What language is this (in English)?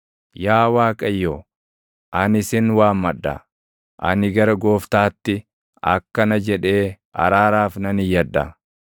Oromo